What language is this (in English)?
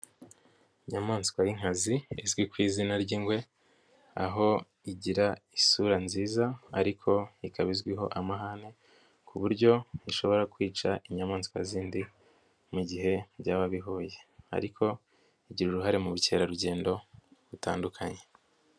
Kinyarwanda